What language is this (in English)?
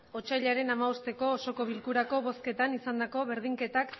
Basque